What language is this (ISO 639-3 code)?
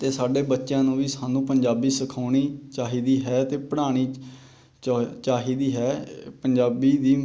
pan